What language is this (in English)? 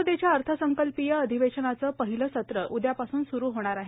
Marathi